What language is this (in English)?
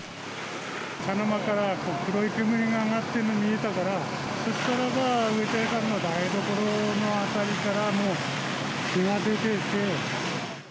Japanese